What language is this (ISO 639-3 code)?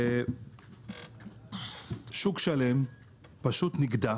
heb